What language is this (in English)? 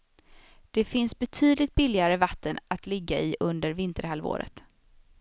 Swedish